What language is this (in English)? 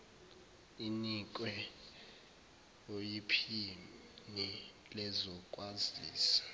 Zulu